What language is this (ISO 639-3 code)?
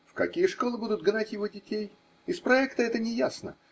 rus